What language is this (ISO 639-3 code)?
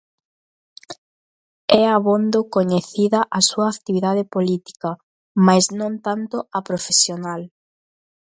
glg